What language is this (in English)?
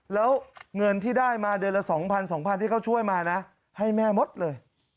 Thai